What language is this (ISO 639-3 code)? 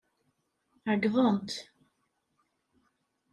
kab